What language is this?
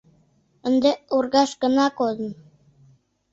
Mari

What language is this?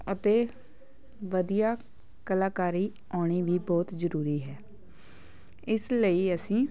Punjabi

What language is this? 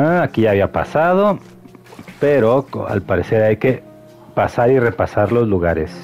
Spanish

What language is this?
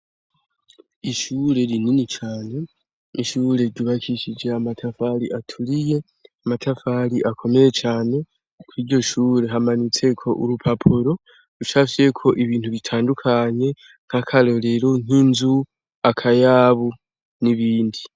Rundi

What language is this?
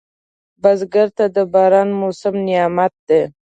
Pashto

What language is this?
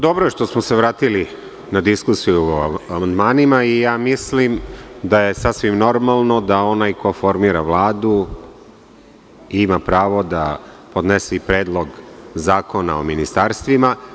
Serbian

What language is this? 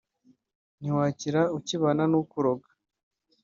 Kinyarwanda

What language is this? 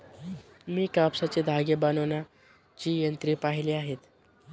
Marathi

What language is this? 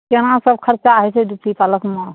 Maithili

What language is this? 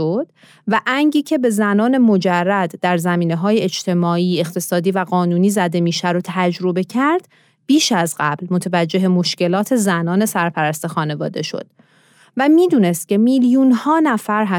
Persian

